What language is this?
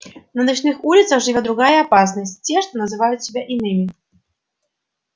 Russian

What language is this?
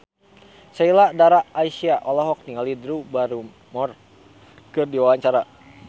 Sundanese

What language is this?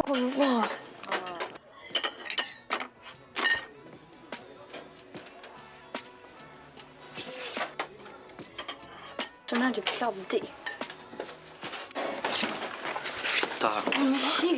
Swedish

